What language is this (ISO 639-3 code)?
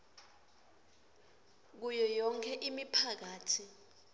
ssw